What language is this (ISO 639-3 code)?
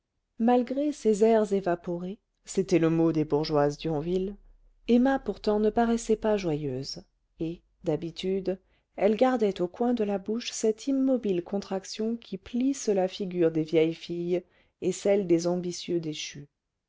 fra